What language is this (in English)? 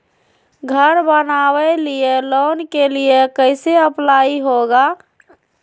Magahi